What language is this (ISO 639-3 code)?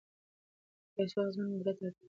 pus